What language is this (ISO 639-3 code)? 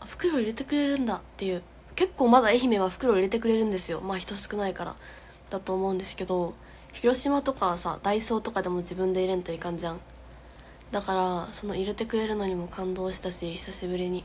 jpn